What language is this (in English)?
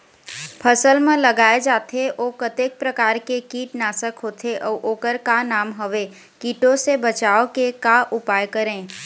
Chhattisgarhi